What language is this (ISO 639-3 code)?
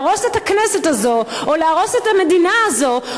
heb